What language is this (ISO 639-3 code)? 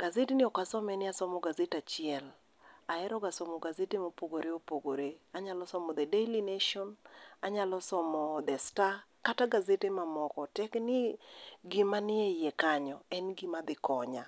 luo